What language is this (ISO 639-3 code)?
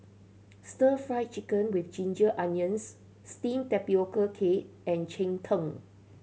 eng